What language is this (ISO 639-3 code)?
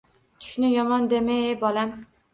uzb